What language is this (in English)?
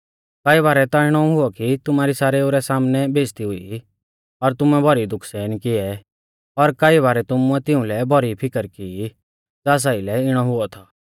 Mahasu Pahari